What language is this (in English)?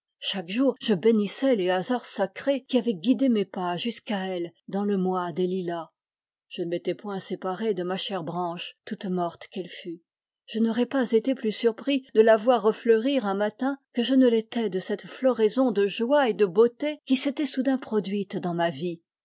French